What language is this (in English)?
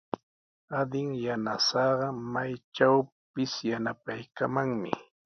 Sihuas Ancash Quechua